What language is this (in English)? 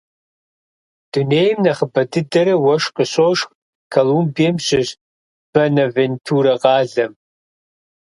Kabardian